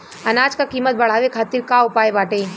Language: Bhojpuri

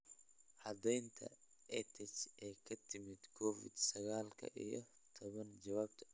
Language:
Somali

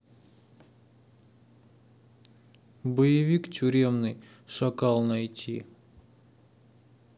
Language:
Russian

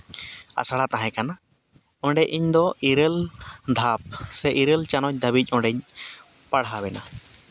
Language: Santali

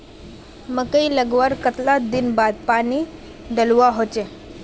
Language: Magahi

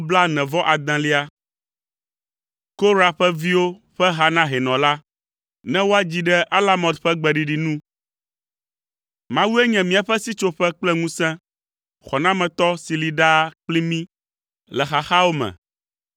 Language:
Ewe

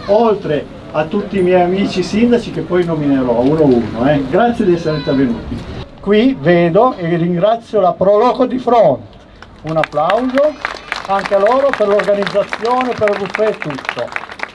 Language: Italian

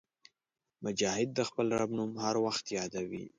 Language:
Pashto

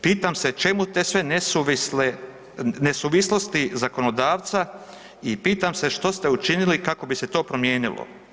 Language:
Croatian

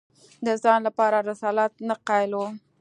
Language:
Pashto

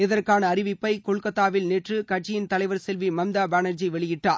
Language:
Tamil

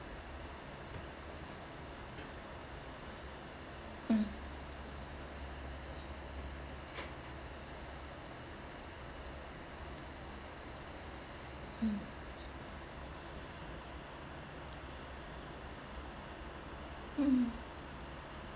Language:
English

